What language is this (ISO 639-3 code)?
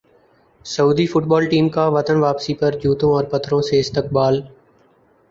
urd